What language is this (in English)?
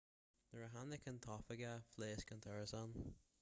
Irish